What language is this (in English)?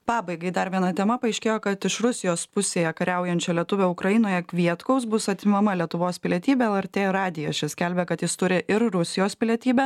Lithuanian